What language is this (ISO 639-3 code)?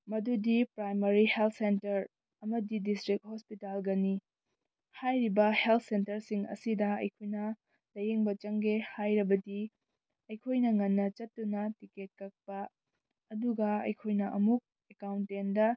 mni